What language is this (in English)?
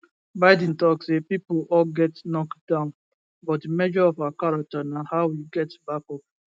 Nigerian Pidgin